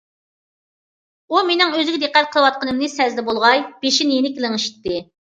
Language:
Uyghur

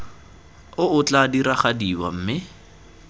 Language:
Tswana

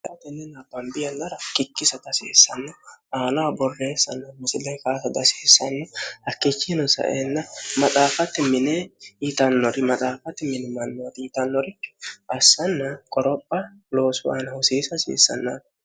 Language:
Sidamo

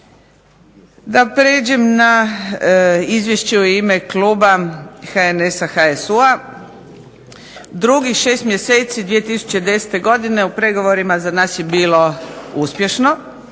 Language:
Croatian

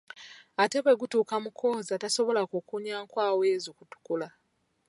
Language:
Ganda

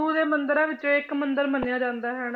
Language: Punjabi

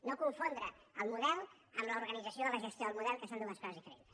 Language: Catalan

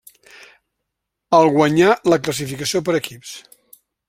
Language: Catalan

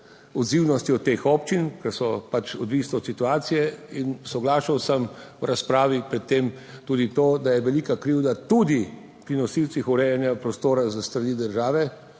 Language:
Slovenian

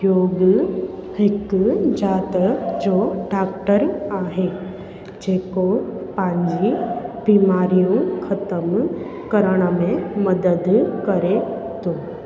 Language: Sindhi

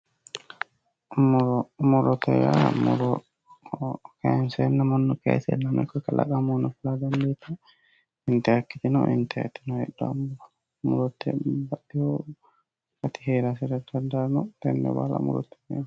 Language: Sidamo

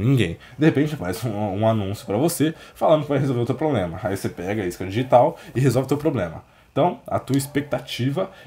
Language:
Portuguese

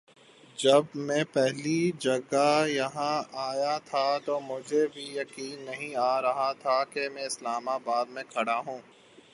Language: Urdu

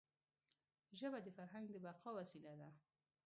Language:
Pashto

